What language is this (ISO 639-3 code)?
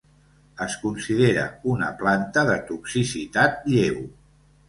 cat